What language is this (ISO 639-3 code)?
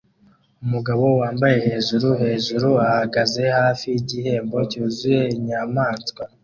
kin